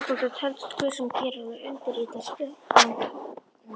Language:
Icelandic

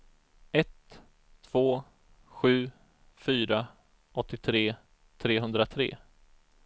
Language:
Swedish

